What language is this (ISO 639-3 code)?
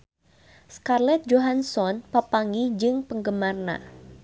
sun